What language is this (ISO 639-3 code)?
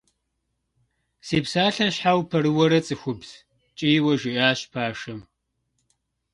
kbd